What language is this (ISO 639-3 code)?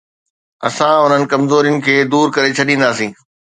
snd